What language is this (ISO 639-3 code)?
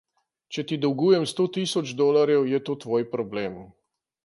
slv